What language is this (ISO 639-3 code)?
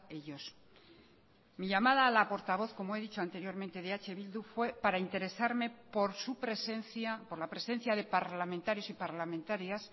spa